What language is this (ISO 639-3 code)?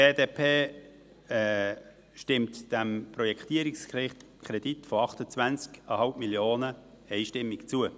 gsw